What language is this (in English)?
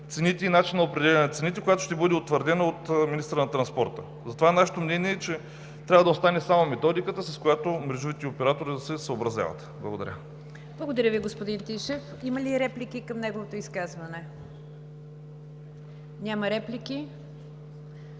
Bulgarian